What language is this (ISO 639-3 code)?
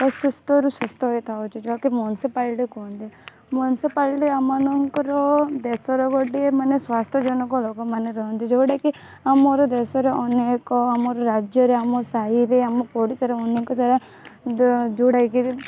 ori